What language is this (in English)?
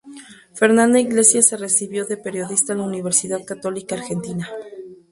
Spanish